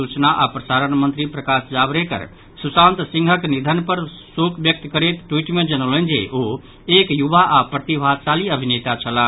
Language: Maithili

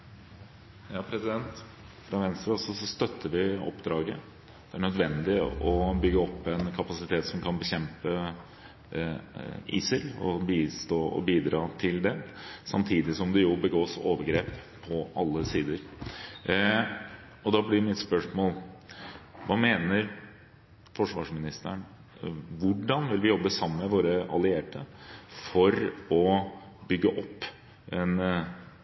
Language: Norwegian Bokmål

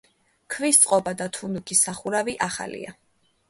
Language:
Georgian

